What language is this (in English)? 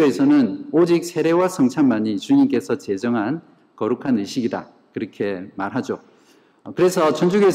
Korean